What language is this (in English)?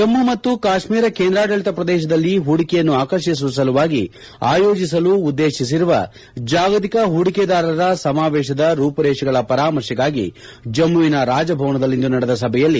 Kannada